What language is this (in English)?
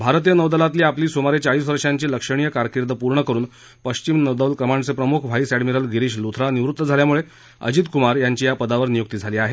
Marathi